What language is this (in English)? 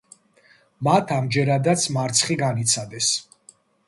Georgian